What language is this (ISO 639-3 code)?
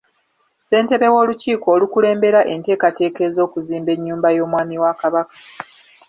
lug